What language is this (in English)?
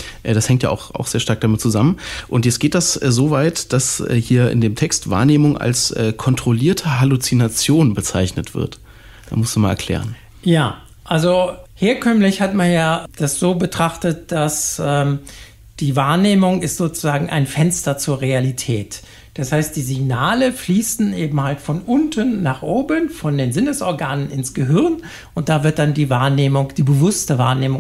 German